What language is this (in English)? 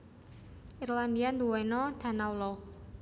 Javanese